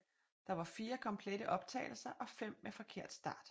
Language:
Danish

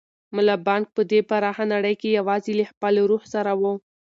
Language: Pashto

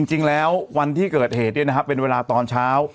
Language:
Thai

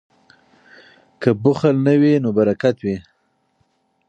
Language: Pashto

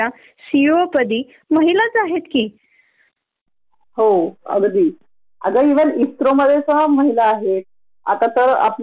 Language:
Marathi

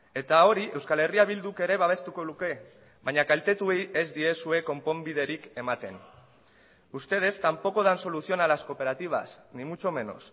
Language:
Basque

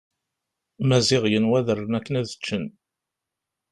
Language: Kabyle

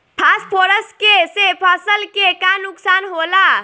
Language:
Bhojpuri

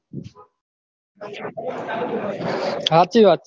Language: Gujarati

